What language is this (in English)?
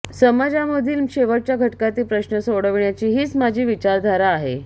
Marathi